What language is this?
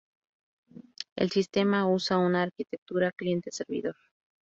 Spanish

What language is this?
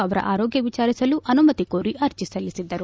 Kannada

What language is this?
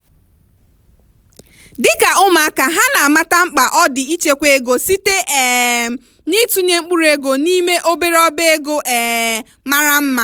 Igbo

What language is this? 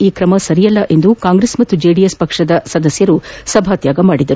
Kannada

